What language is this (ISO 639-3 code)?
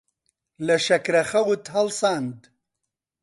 ckb